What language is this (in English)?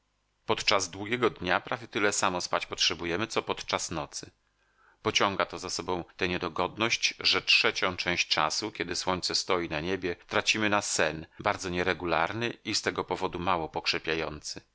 Polish